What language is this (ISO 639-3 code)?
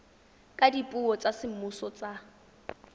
tsn